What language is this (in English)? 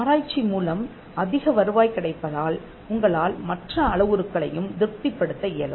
Tamil